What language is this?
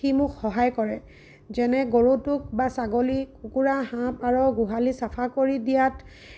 Assamese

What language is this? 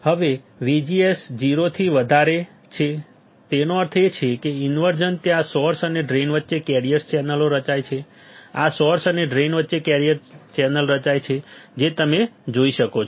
Gujarati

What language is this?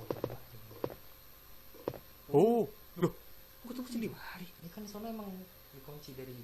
Indonesian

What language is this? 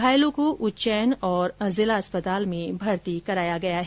Hindi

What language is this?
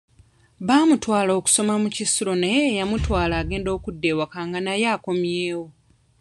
Ganda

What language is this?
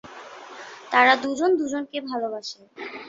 Bangla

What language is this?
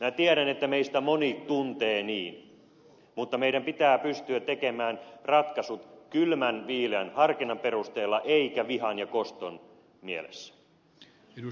Finnish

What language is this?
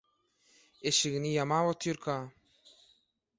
Turkmen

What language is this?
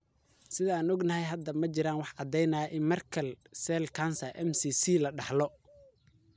Somali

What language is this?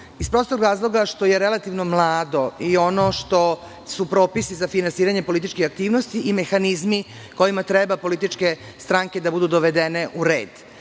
Serbian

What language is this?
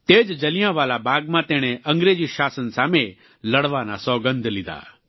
Gujarati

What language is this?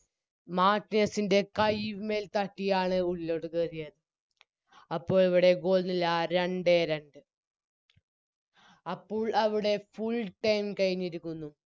Malayalam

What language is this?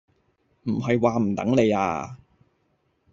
Cantonese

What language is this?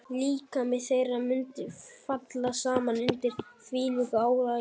Icelandic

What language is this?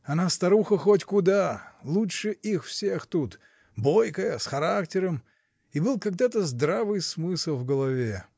Russian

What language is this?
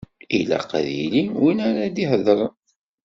Kabyle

